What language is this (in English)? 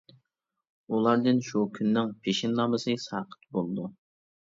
Uyghur